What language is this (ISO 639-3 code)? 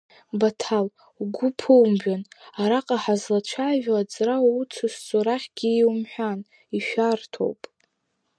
abk